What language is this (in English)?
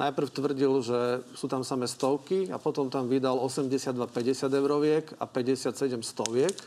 Slovak